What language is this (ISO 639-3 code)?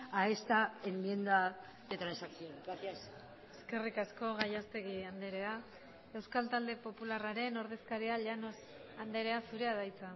eus